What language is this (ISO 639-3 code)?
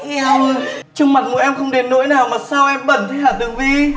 vie